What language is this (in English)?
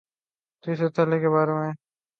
Urdu